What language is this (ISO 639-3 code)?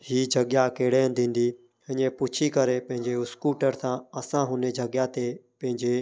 snd